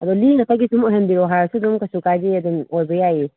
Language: Manipuri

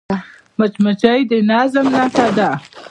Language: Pashto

